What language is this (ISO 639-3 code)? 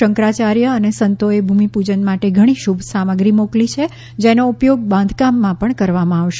guj